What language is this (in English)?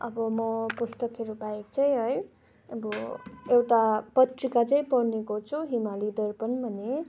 Nepali